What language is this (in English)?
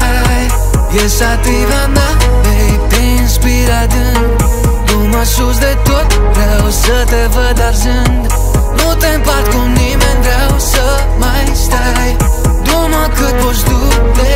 Romanian